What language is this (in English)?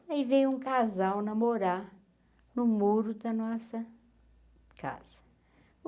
Portuguese